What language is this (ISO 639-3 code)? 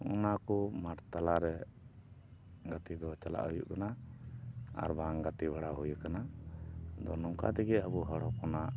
sat